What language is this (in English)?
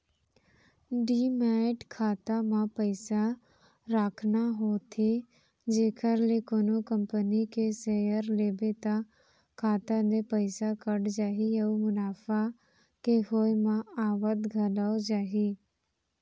Chhattisgarhi